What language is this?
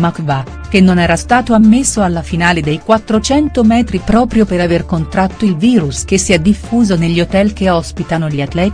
Italian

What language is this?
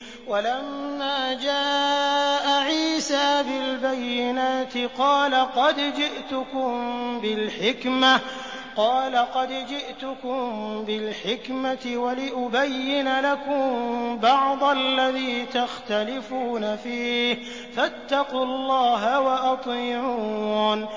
Arabic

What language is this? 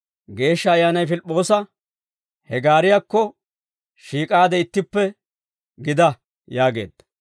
Dawro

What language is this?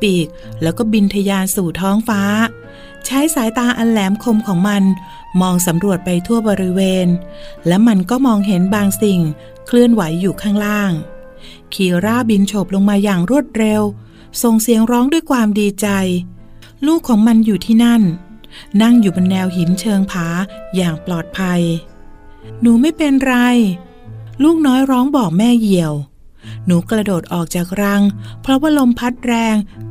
Thai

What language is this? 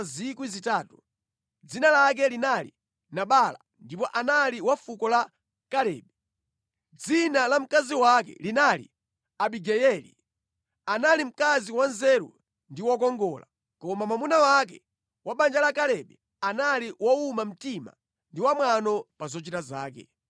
Nyanja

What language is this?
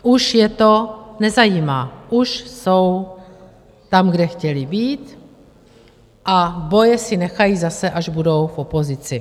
Czech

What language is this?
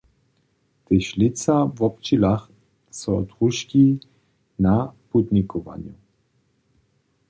Upper Sorbian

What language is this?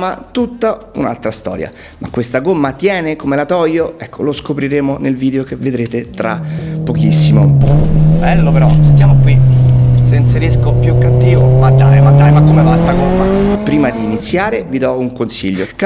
Italian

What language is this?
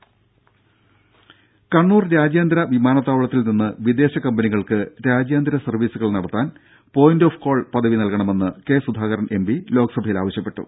Malayalam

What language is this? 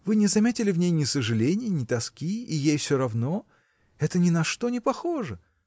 Russian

